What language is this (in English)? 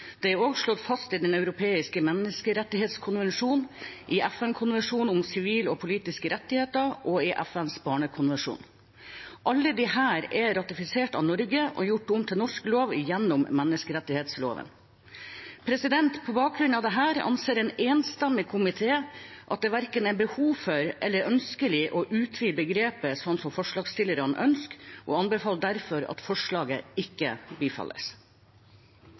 Norwegian Bokmål